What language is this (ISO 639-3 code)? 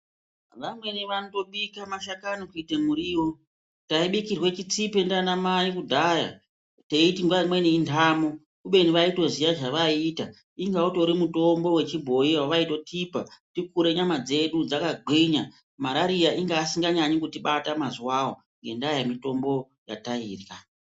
ndc